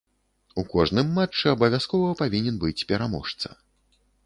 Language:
Belarusian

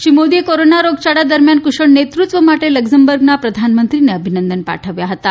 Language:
Gujarati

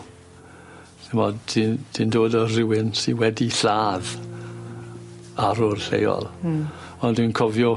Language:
Welsh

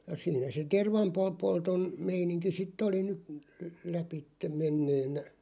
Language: Finnish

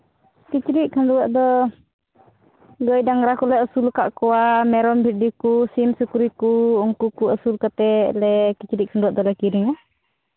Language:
Santali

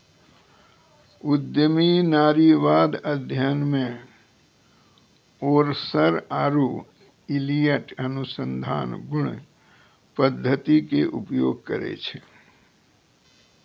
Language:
Maithili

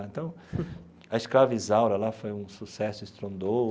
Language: Portuguese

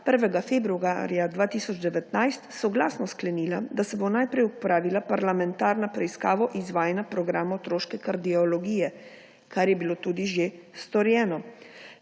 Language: Slovenian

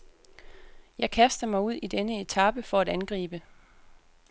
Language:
Danish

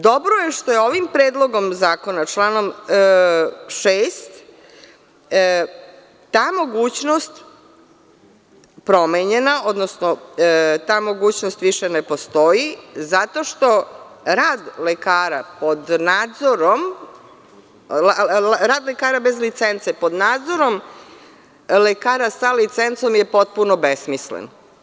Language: Serbian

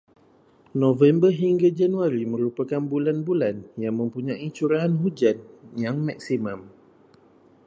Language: Malay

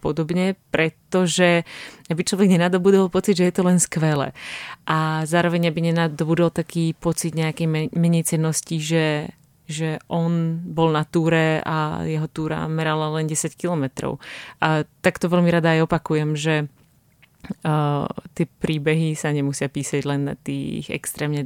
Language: Czech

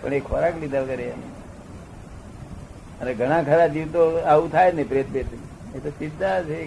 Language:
Gujarati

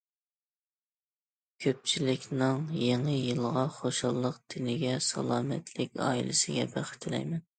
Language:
Uyghur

